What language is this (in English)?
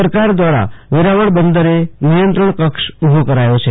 Gujarati